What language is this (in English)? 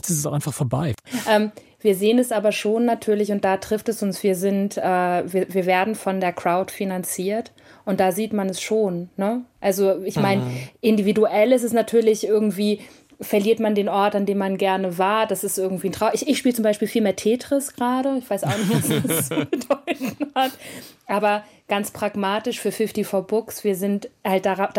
German